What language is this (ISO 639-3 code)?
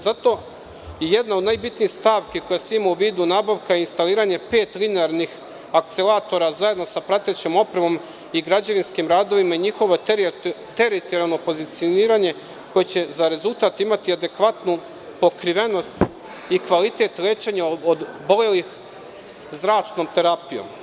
srp